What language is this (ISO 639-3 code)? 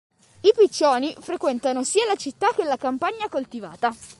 ita